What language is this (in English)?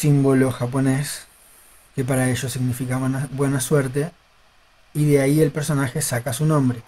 Spanish